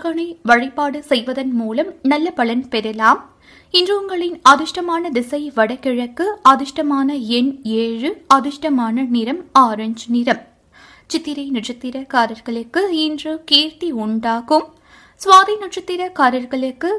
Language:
Tamil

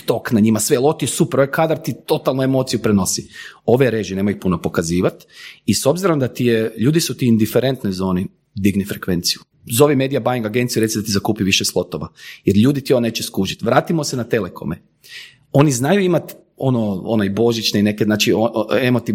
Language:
Croatian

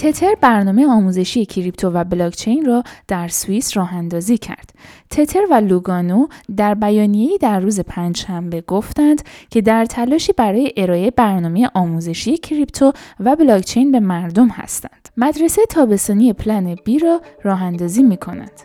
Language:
Persian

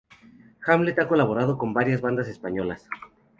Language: Spanish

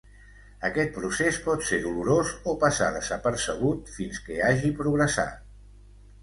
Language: Catalan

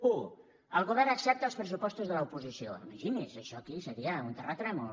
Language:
Catalan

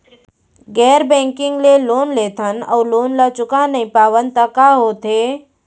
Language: Chhattisgarhi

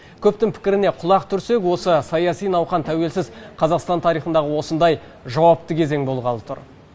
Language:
Kazakh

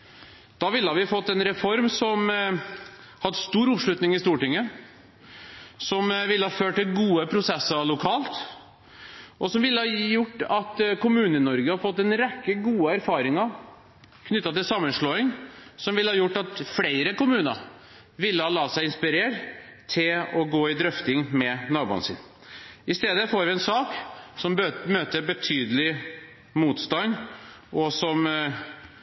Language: Norwegian Bokmål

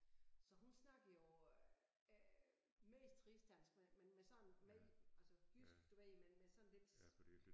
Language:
Danish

